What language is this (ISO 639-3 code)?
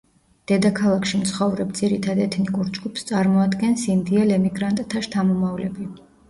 kat